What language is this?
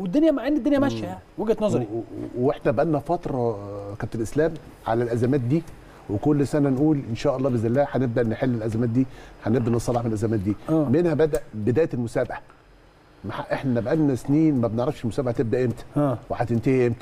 Arabic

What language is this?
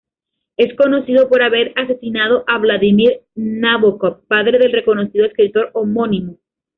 Spanish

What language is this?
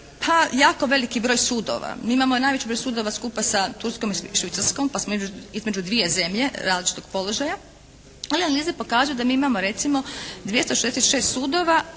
Croatian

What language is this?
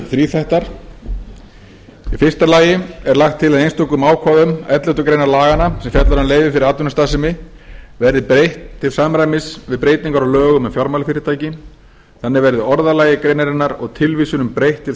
Icelandic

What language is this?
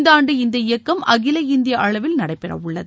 Tamil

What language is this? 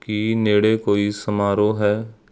Punjabi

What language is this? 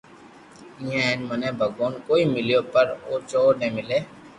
Loarki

